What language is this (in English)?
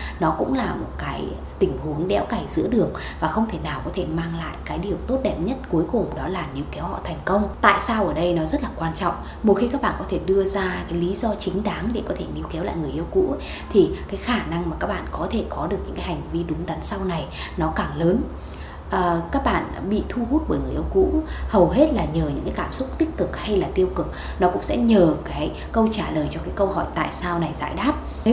Vietnamese